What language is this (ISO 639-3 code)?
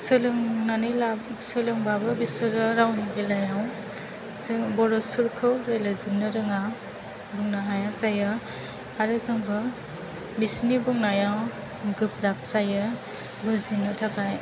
brx